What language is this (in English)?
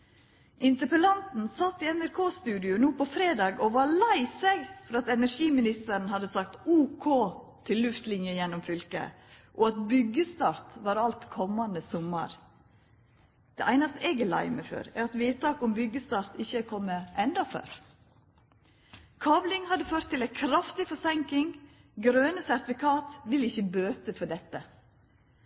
Norwegian Nynorsk